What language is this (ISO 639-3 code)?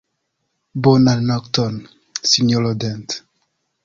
epo